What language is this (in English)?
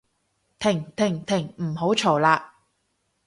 Cantonese